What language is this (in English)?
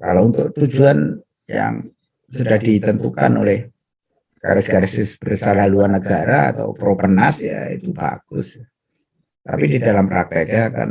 Indonesian